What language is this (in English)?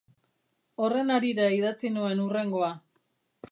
Basque